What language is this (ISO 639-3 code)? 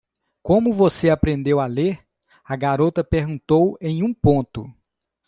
por